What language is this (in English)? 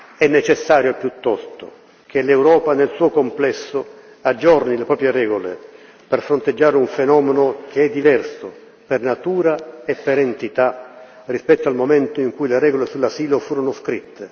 Italian